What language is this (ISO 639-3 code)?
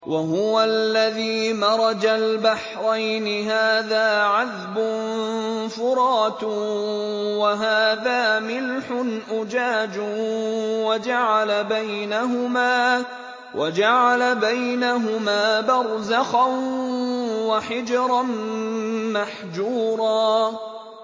ara